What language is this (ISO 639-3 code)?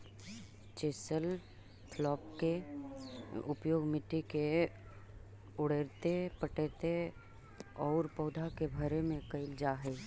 mag